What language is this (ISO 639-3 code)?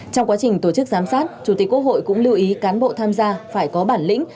vie